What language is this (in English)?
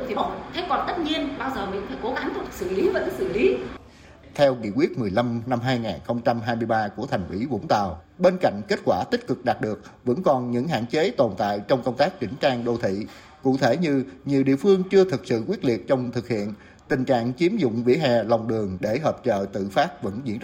Vietnamese